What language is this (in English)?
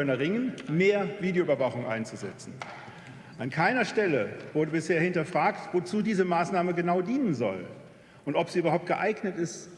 German